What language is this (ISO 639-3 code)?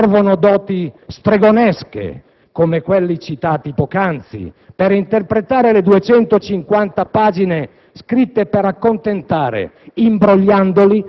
ita